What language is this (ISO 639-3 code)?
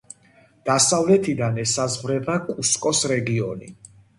kat